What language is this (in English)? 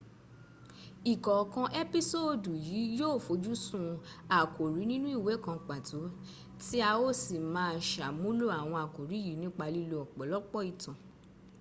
Yoruba